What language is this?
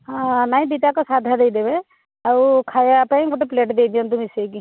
Odia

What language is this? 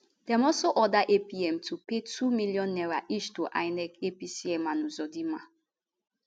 Nigerian Pidgin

